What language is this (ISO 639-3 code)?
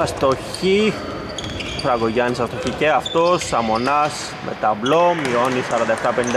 ell